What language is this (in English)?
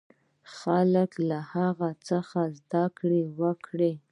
Pashto